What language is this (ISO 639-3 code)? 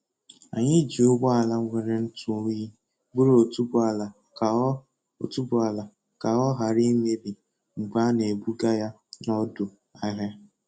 ibo